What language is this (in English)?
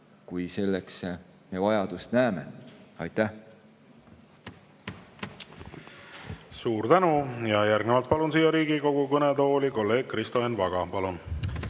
Estonian